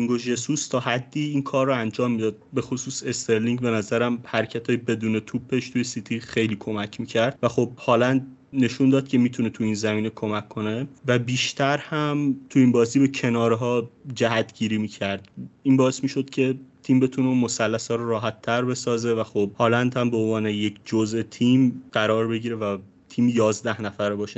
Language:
Persian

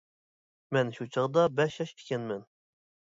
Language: Uyghur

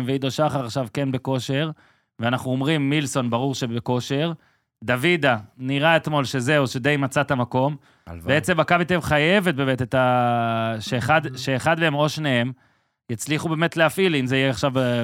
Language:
Hebrew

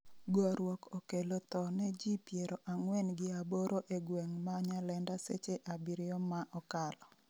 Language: Luo (Kenya and Tanzania)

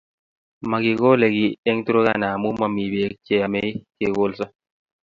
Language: Kalenjin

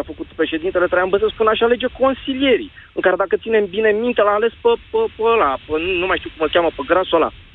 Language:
Romanian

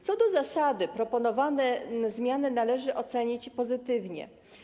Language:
Polish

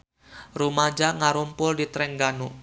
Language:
Sundanese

